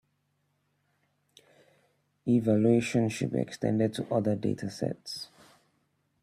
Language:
English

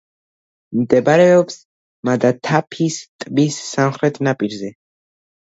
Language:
Georgian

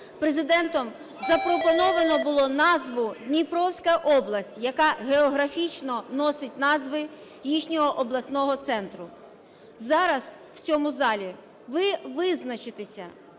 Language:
Ukrainian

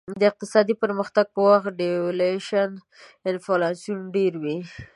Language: Pashto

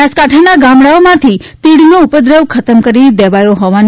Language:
Gujarati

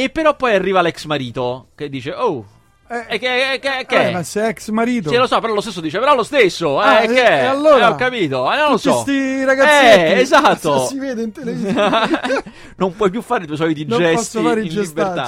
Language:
Italian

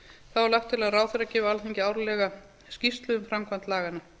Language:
Icelandic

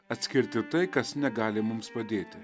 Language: Lithuanian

